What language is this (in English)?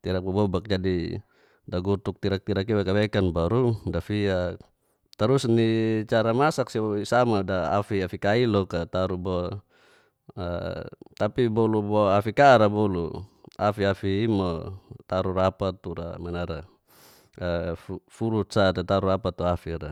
Geser-Gorom